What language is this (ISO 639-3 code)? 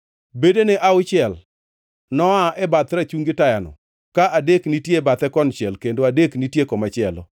luo